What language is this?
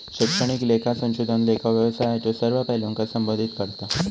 Marathi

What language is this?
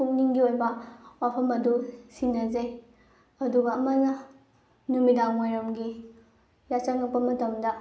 Manipuri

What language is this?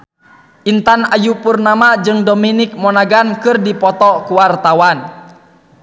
Sundanese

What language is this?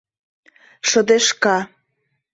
Mari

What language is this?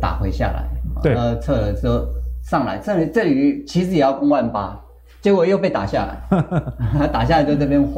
Chinese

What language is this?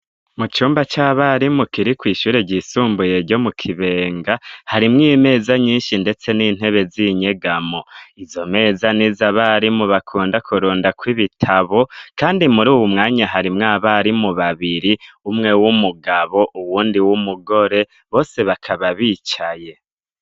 Rundi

